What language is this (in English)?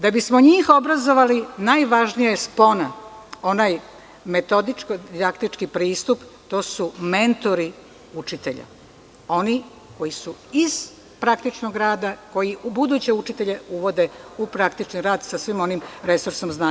Serbian